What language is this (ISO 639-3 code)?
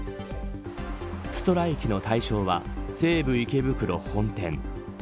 jpn